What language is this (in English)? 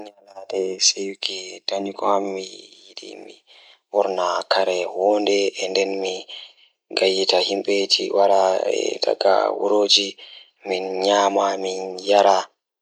Fula